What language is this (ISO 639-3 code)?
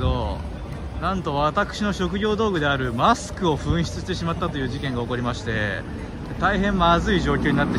jpn